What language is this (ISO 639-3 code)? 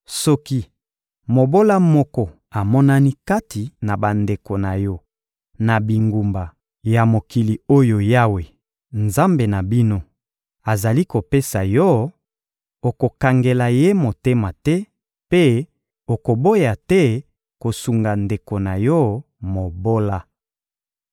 lin